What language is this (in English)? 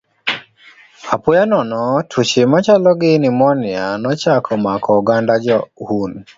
Luo (Kenya and Tanzania)